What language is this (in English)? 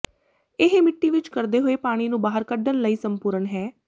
Punjabi